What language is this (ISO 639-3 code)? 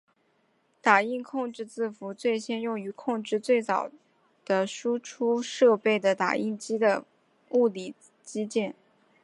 zho